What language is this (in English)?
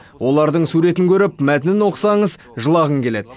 Kazakh